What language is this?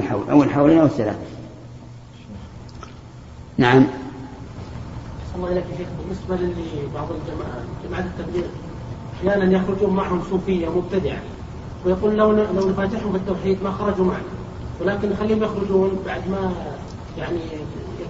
Arabic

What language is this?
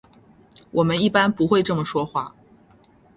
Chinese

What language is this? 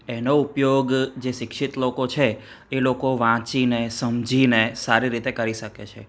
Gujarati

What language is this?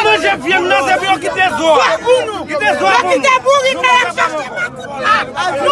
French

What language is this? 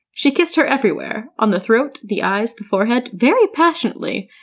English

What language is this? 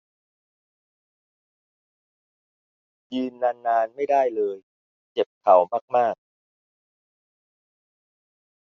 Thai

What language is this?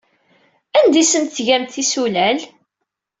Kabyle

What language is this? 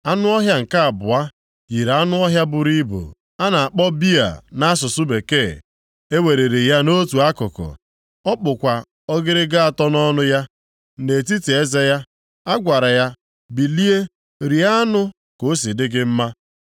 Igbo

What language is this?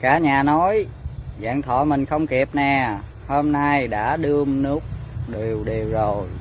Vietnamese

